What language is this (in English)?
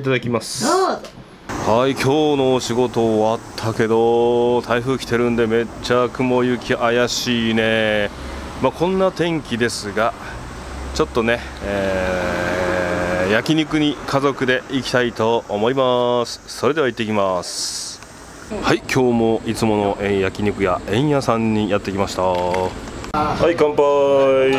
Japanese